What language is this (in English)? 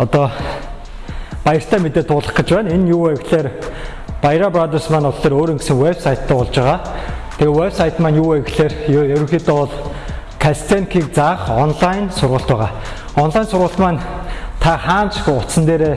Korean